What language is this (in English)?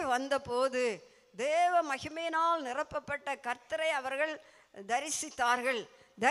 Tamil